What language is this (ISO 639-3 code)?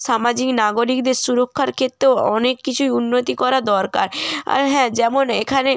ben